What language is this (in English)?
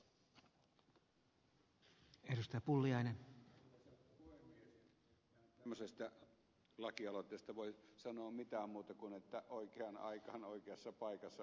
Finnish